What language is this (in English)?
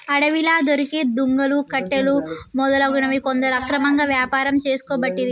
Telugu